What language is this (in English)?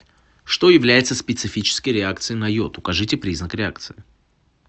Russian